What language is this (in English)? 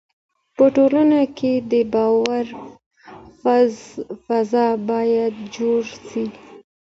Pashto